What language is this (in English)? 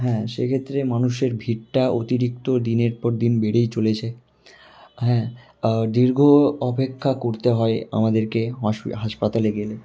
Bangla